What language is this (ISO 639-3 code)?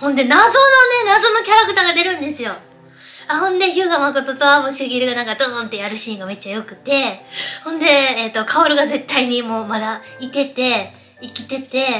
jpn